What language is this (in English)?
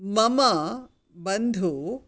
Sanskrit